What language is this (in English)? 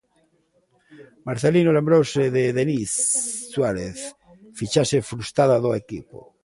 Galician